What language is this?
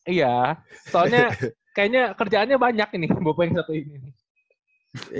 Indonesian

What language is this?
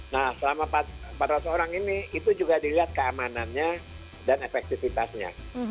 Indonesian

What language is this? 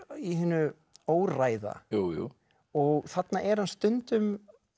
Icelandic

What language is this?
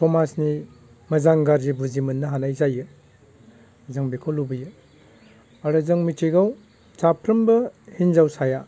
Bodo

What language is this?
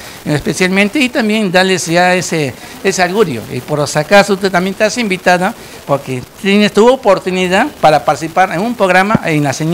Spanish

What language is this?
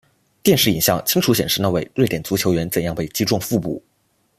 Chinese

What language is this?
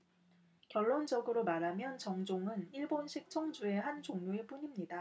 Korean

